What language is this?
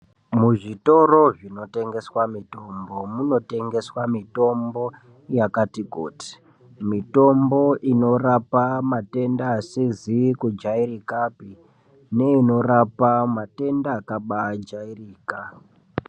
Ndau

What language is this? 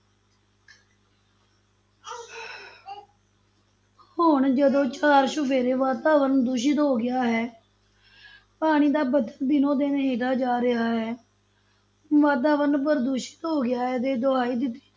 Punjabi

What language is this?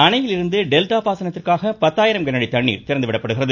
Tamil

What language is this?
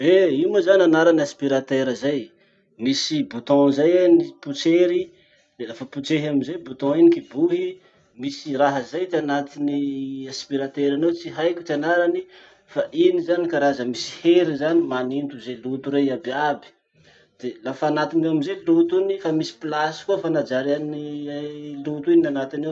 Masikoro Malagasy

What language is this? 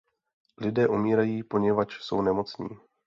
Czech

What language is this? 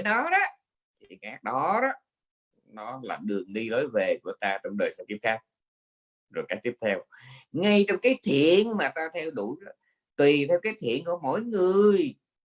Vietnamese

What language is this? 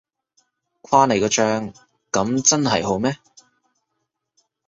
Cantonese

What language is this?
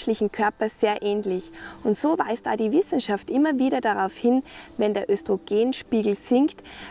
German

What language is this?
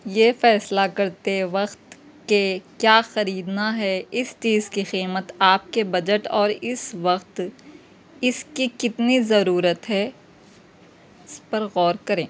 Urdu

